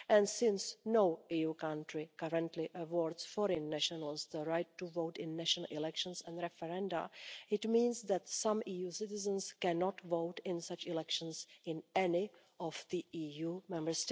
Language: English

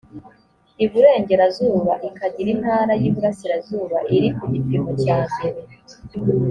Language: Kinyarwanda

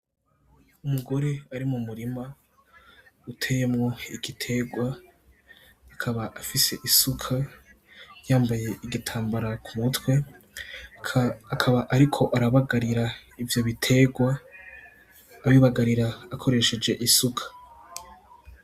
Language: Rundi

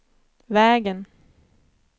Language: Swedish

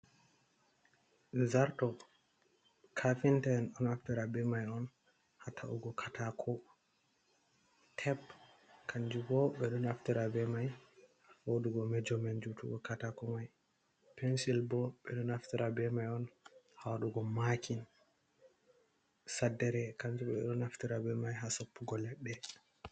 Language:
Fula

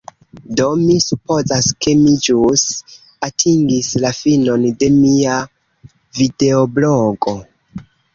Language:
Esperanto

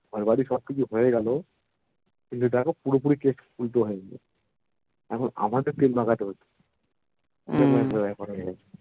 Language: Bangla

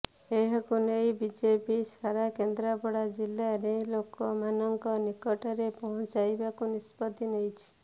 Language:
Odia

